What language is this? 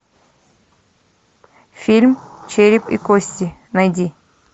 Russian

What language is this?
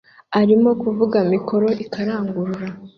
Kinyarwanda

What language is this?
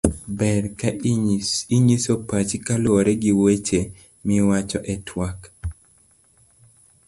Luo (Kenya and Tanzania)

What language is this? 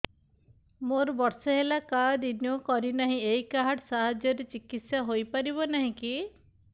Odia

